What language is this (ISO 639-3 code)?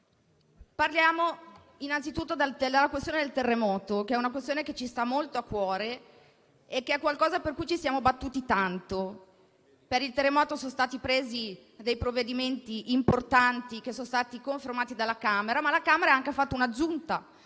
ita